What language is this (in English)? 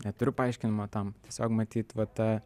Lithuanian